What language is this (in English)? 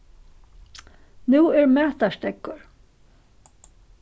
Faroese